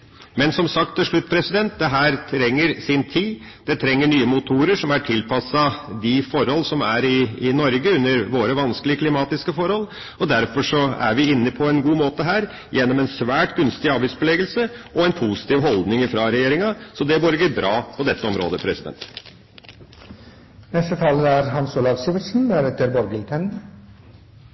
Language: Norwegian Bokmål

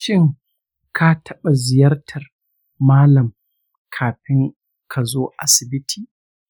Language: Hausa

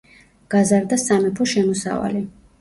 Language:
Georgian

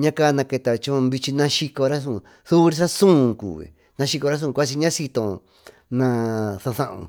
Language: Tututepec Mixtec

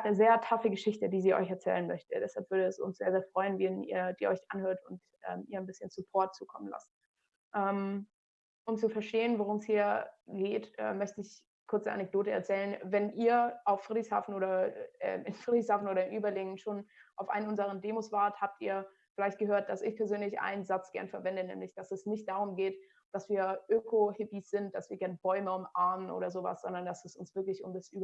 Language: German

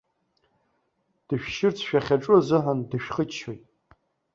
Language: Abkhazian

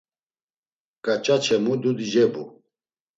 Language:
Laz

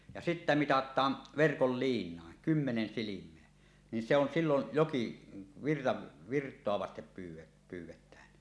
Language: Finnish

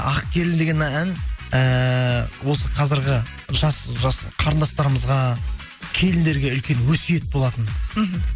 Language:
Kazakh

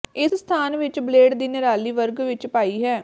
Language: Punjabi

